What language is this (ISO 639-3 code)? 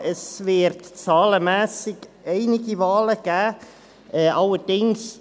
gsw